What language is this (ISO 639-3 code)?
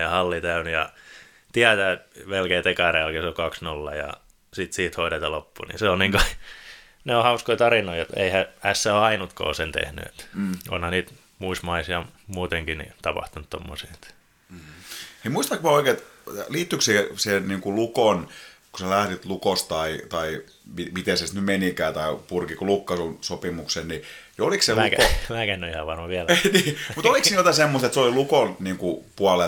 fin